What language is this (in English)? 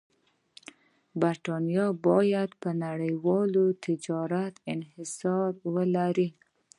Pashto